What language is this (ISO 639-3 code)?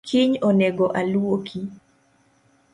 luo